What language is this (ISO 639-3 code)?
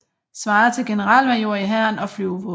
dan